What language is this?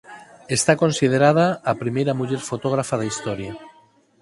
Galician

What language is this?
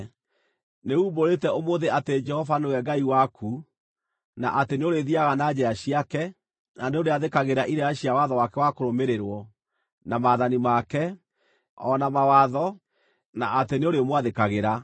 Kikuyu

